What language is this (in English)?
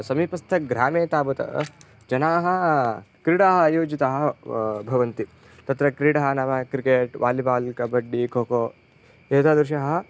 Sanskrit